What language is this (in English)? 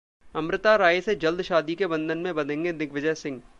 Hindi